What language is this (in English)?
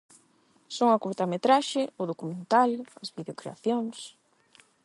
Galician